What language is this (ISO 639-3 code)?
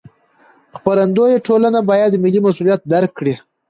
pus